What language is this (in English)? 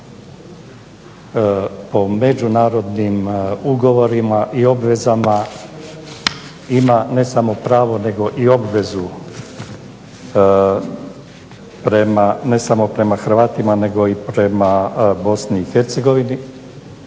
Croatian